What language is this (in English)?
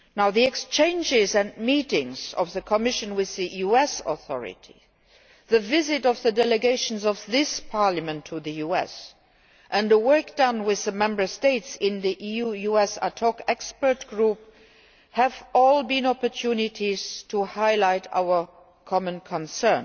English